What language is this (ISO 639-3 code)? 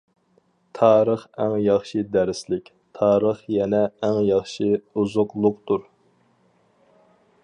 uig